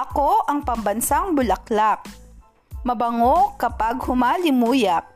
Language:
Filipino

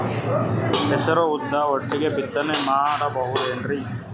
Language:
Kannada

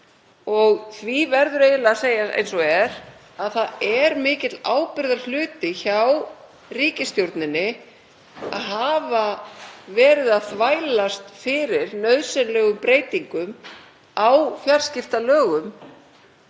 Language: Icelandic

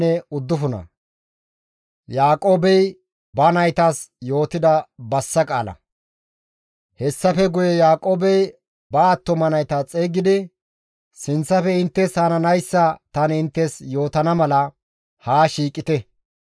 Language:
Gamo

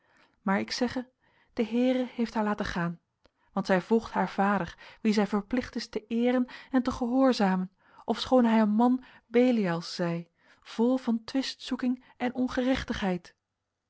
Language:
Dutch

